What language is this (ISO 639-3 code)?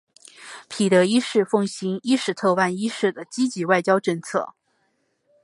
zho